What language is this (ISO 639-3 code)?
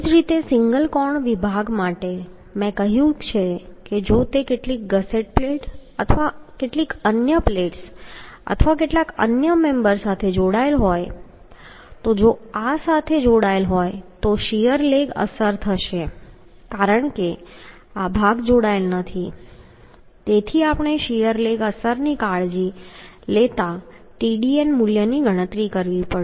guj